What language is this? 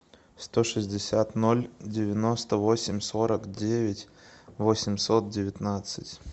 Russian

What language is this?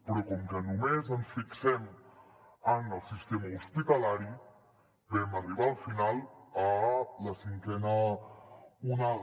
Catalan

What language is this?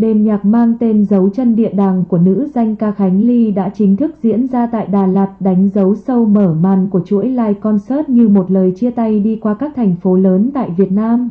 Vietnamese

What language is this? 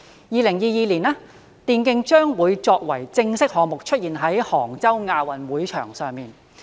Cantonese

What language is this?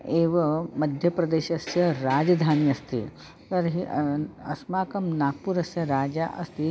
Sanskrit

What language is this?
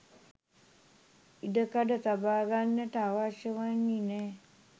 Sinhala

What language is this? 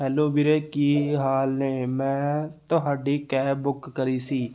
Punjabi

